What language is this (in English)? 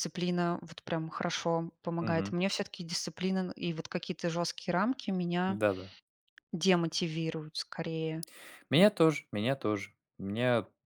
Russian